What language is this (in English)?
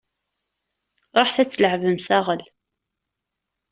Kabyle